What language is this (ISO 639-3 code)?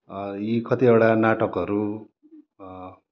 nep